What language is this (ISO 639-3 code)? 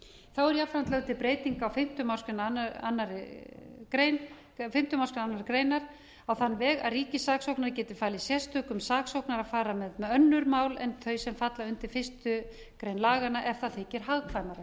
isl